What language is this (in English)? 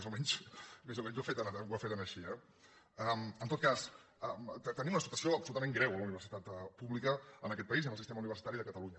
Catalan